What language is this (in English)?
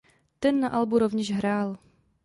Czech